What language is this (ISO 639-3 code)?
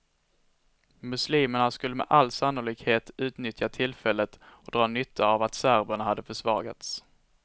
swe